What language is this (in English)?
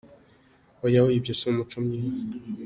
Kinyarwanda